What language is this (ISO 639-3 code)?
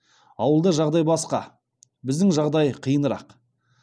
kaz